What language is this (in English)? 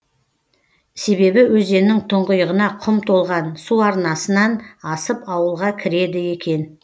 Kazakh